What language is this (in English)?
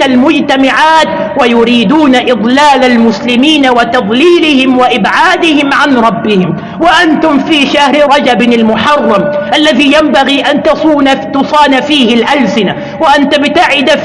Arabic